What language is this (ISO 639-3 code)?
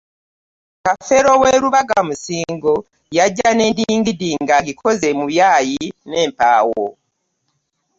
lug